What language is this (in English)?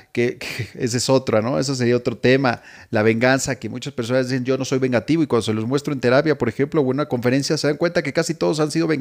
Spanish